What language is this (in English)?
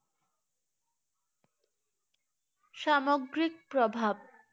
Bangla